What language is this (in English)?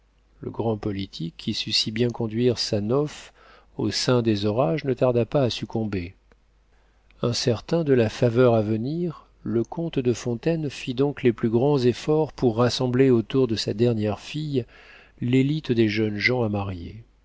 French